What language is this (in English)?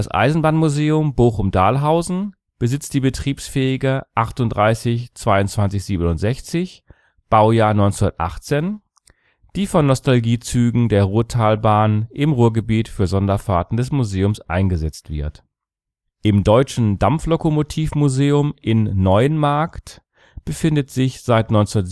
German